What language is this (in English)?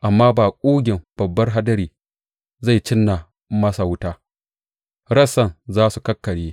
Hausa